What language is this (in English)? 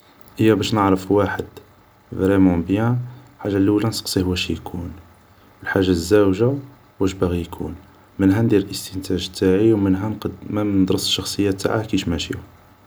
Algerian Arabic